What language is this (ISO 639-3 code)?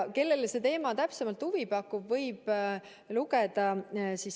est